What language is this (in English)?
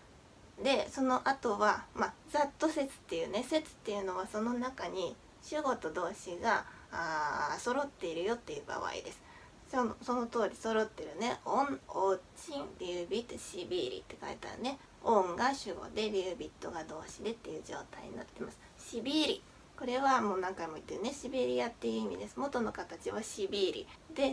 Japanese